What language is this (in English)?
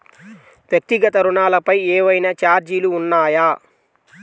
Telugu